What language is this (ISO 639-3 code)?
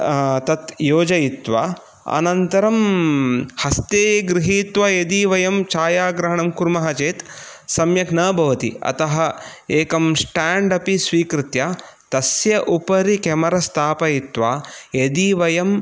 san